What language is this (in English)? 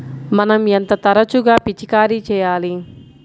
Telugu